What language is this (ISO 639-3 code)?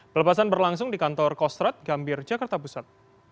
ind